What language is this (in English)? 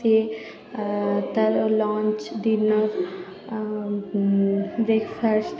Odia